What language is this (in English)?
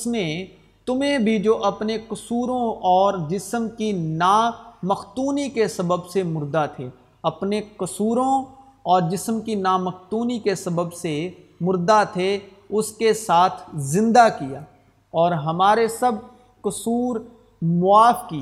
Urdu